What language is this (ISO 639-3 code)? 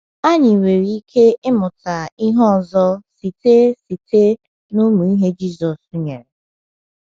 ibo